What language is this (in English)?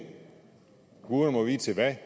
Danish